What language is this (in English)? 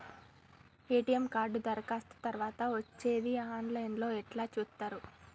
Telugu